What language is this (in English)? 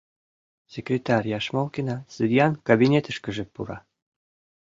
Mari